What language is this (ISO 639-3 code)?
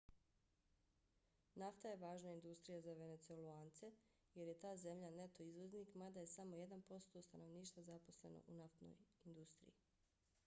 bos